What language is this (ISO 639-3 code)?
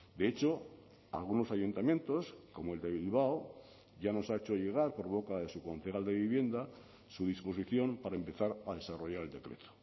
spa